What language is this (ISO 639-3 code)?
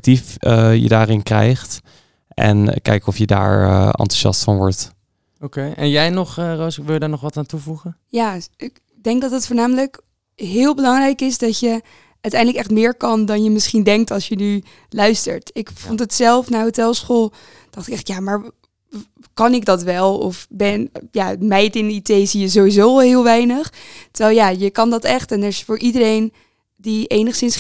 nld